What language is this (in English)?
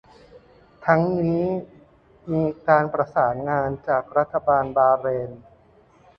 Thai